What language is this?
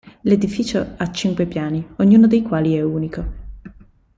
Italian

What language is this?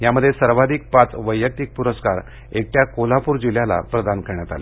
Marathi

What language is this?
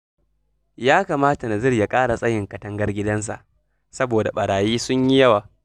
Hausa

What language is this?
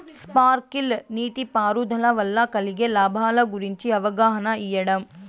Telugu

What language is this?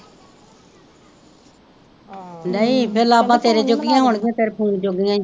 Punjabi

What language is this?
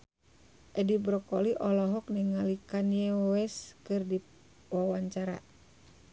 Sundanese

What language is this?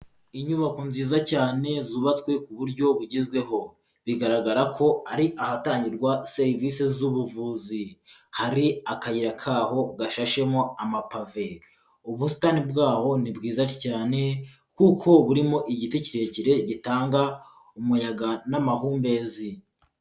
Kinyarwanda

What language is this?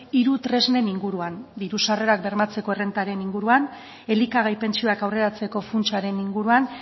Basque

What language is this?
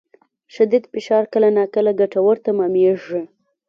Pashto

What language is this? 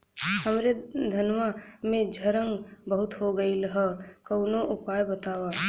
Bhojpuri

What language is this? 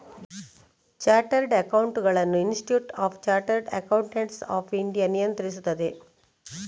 Kannada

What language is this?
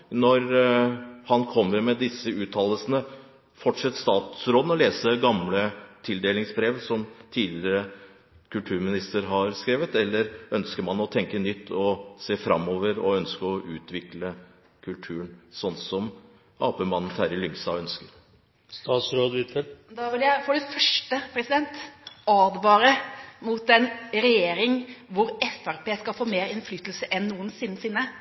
Norwegian Bokmål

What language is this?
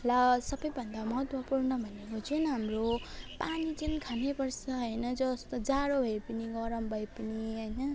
Nepali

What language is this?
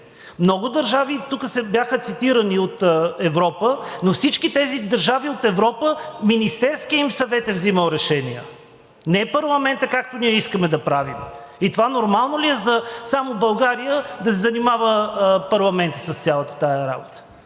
Bulgarian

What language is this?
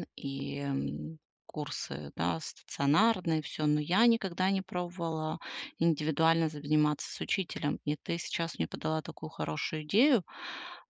Russian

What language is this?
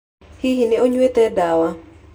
Kikuyu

